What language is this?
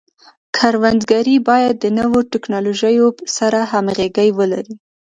Pashto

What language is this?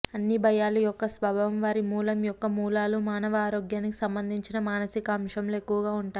Telugu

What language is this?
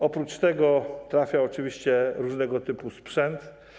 Polish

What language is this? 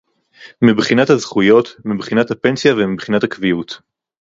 Hebrew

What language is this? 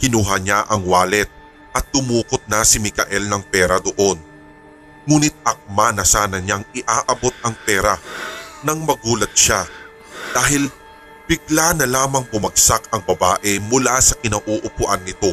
Filipino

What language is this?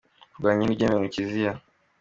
Kinyarwanda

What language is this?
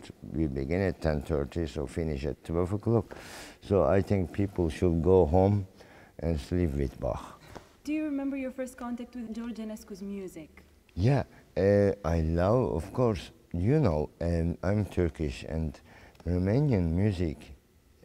English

